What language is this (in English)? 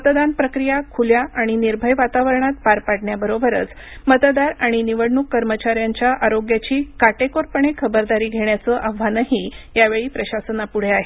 Marathi